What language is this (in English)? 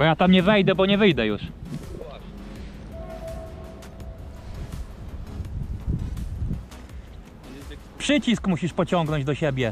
Polish